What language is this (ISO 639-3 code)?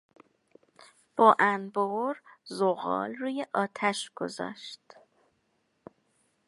fas